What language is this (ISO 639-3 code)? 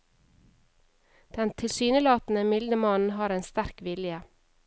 nor